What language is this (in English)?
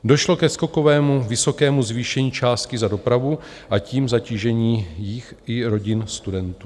Czech